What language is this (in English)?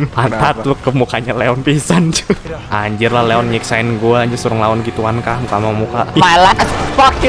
Indonesian